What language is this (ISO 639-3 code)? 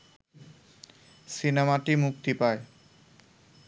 ben